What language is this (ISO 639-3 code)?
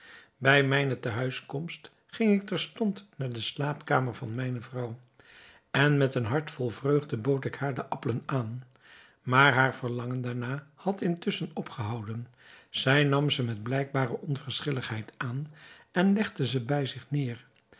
nld